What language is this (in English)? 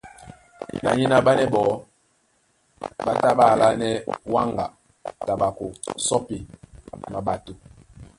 Duala